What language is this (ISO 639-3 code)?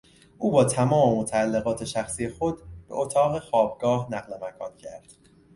fas